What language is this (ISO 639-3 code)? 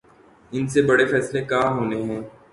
urd